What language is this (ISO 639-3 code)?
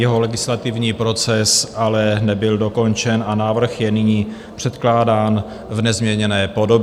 ces